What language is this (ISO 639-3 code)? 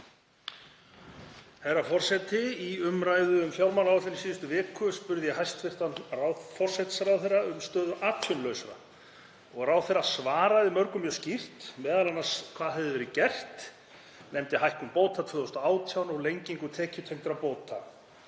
isl